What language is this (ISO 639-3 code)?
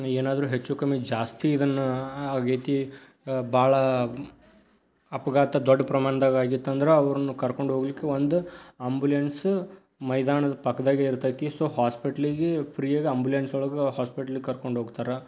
kan